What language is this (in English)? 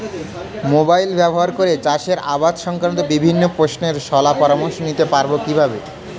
Bangla